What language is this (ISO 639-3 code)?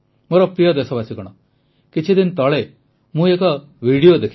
ori